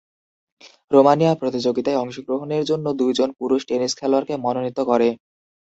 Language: Bangla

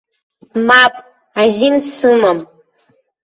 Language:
Abkhazian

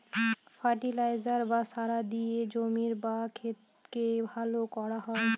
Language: Bangla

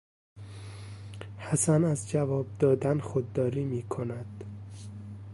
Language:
Persian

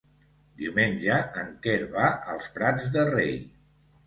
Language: Catalan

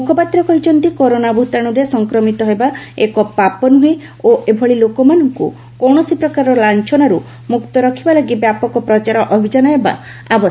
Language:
Odia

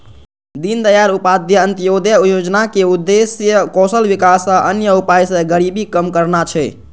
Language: Maithili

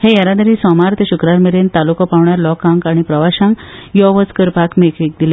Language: Konkani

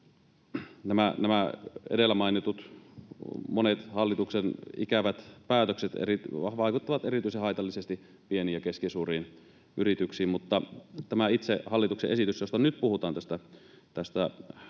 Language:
Finnish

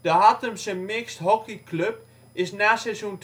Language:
Dutch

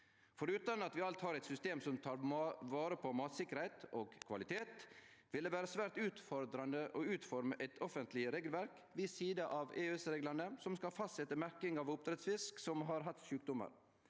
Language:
Norwegian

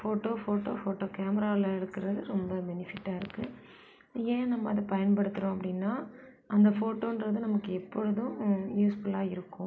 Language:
Tamil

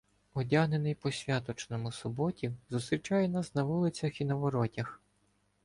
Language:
Ukrainian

